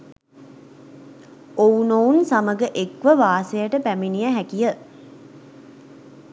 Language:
Sinhala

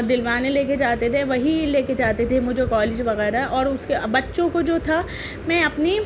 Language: Urdu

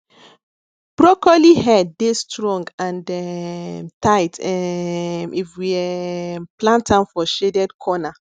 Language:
Nigerian Pidgin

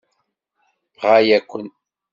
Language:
Kabyle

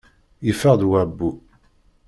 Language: Kabyle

